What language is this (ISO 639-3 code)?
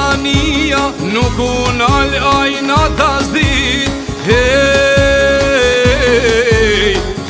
ron